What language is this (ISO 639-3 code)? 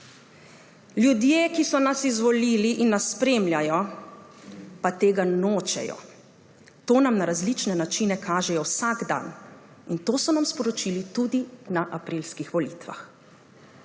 slv